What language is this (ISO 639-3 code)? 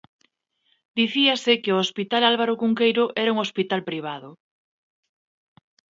glg